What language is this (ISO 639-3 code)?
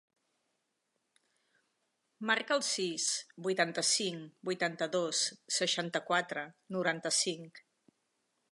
cat